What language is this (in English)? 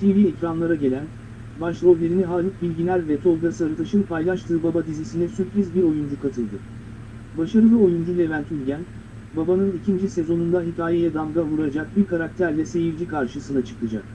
Turkish